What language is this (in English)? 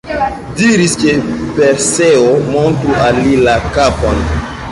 Esperanto